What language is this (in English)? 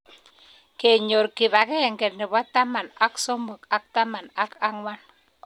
Kalenjin